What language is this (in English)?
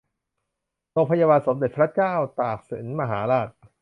Thai